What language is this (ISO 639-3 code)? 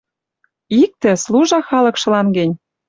mrj